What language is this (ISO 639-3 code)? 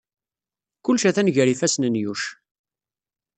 kab